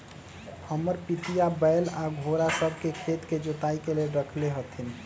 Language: Magahi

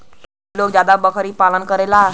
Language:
Bhojpuri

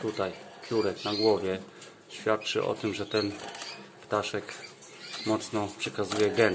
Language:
Polish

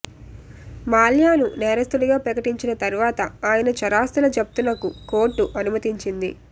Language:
Telugu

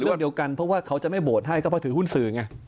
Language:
Thai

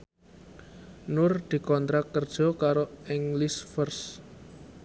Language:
Javanese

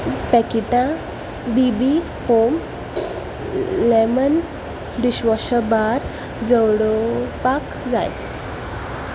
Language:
Konkani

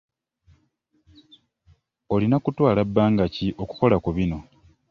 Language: Ganda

